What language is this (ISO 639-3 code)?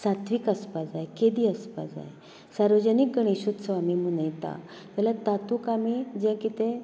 kok